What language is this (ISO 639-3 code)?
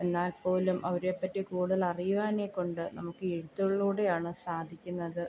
mal